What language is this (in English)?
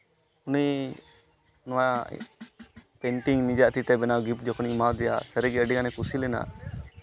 Santali